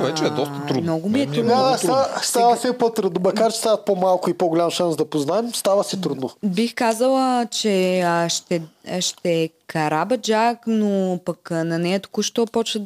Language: Bulgarian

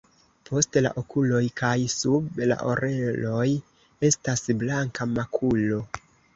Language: Esperanto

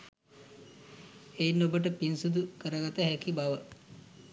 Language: Sinhala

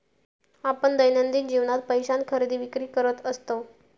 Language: Marathi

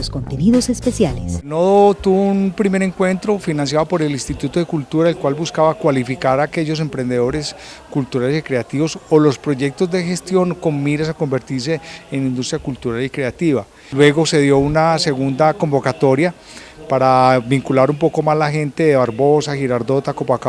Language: Spanish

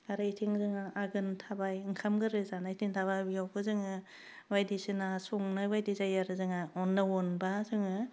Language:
Bodo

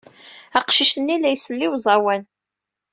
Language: Kabyle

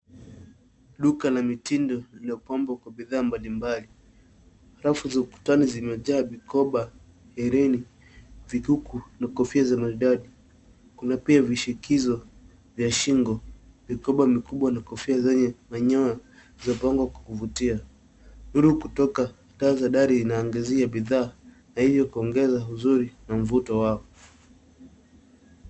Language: Swahili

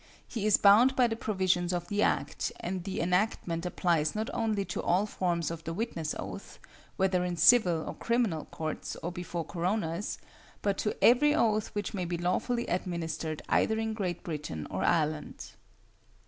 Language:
English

